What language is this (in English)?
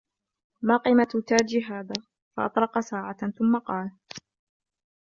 Arabic